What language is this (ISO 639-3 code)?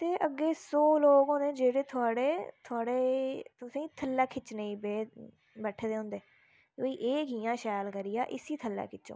doi